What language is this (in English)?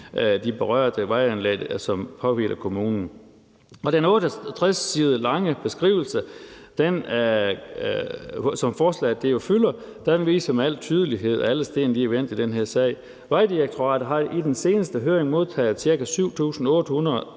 Danish